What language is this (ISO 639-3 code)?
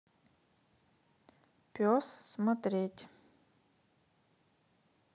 rus